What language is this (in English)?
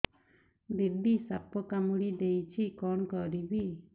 Odia